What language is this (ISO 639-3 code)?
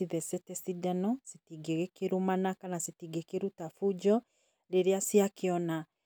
kik